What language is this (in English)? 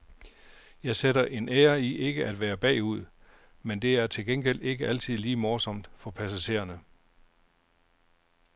Danish